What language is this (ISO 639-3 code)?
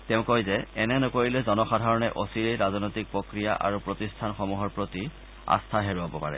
asm